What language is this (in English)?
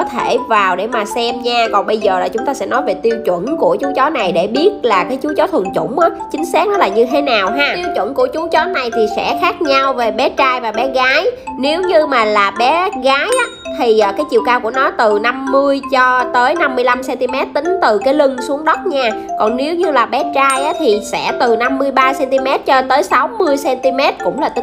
Vietnamese